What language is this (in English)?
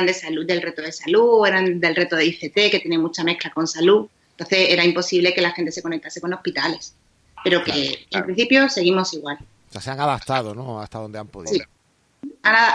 Spanish